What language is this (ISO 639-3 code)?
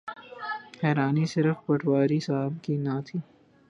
urd